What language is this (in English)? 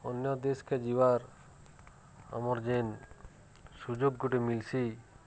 Odia